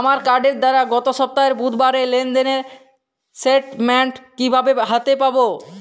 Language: Bangla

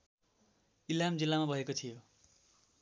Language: Nepali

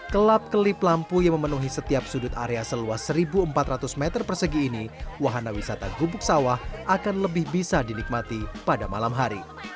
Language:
Indonesian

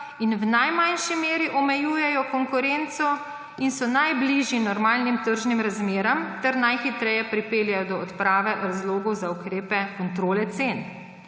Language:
Slovenian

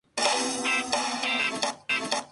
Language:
Spanish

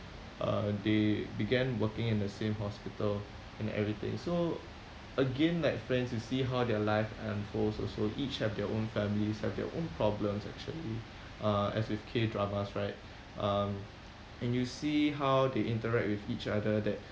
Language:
English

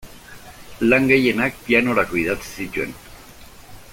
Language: Basque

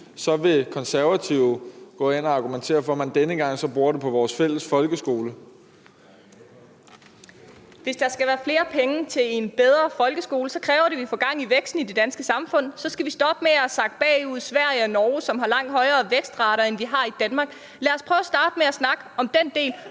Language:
Danish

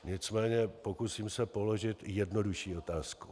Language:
Czech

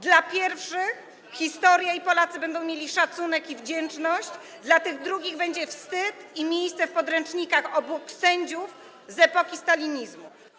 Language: Polish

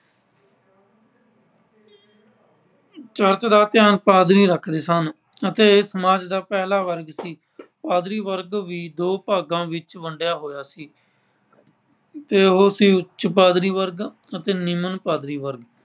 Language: Punjabi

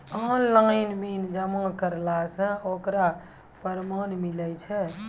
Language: Maithili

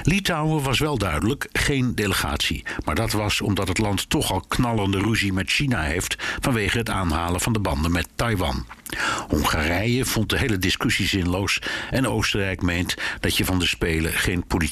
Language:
Dutch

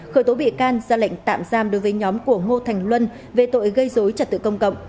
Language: Vietnamese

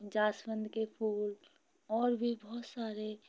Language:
Hindi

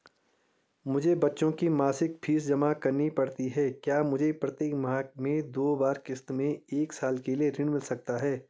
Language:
Hindi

